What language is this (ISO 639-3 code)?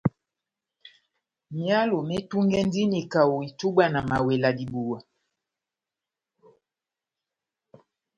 bnm